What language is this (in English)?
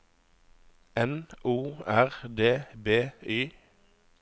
Norwegian